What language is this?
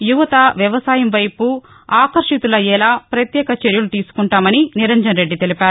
Telugu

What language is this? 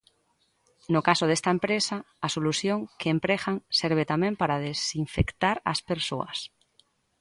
Galician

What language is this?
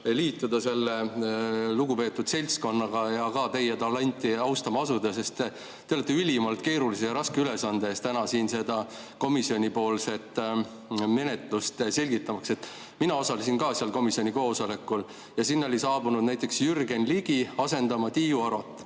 Estonian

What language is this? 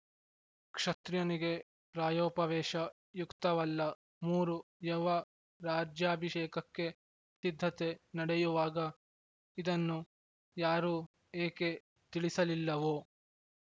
Kannada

